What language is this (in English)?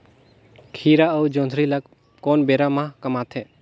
Chhattisgarhi